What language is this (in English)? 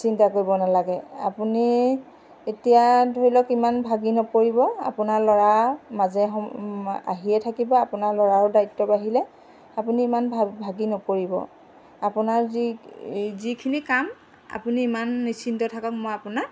Assamese